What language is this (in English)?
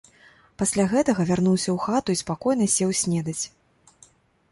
Belarusian